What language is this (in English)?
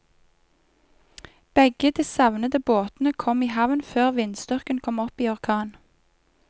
Norwegian